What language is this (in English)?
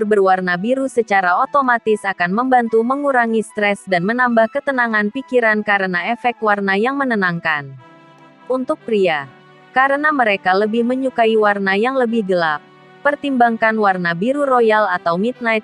Indonesian